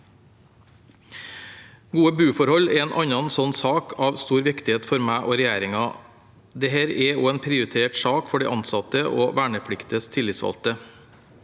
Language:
Norwegian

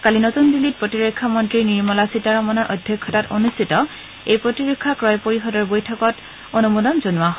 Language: Assamese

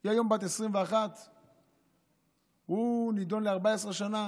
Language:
Hebrew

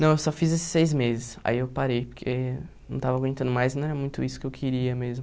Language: Portuguese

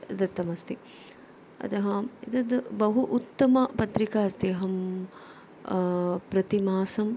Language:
Sanskrit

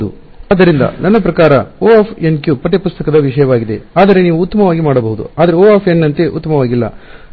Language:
Kannada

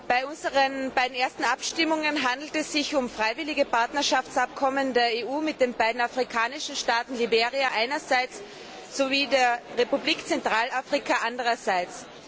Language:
German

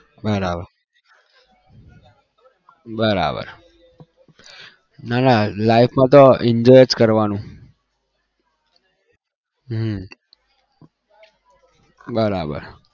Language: Gujarati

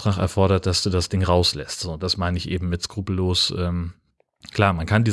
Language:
German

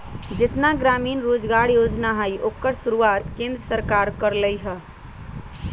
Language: Magahi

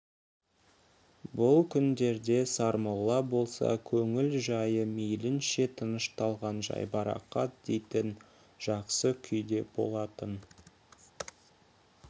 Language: Kazakh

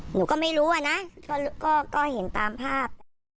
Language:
Thai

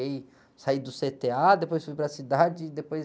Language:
Portuguese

